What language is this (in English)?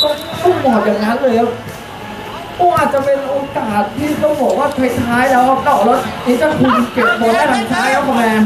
Thai